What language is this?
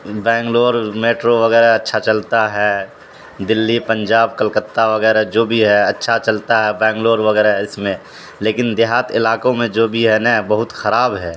Urdu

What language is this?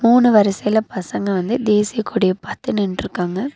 Tamil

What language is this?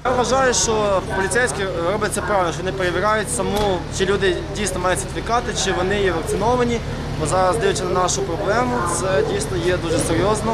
Ukrainian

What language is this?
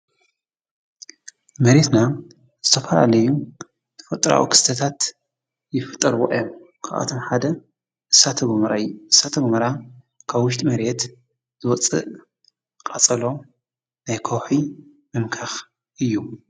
Tigrinya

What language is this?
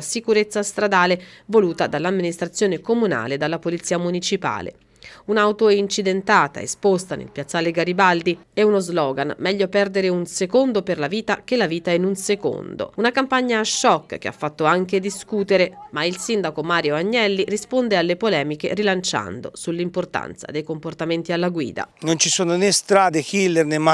Italian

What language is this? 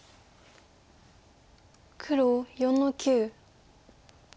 Japanese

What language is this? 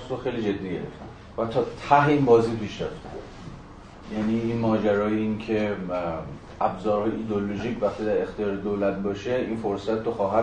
Persian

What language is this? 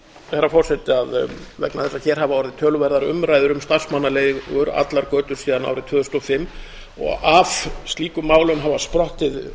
Icelandic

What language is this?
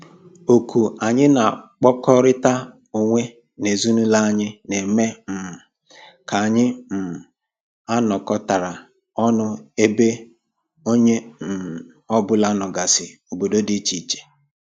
Igbo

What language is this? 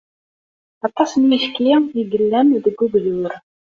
Kabyle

